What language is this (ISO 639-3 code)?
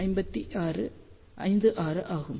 tam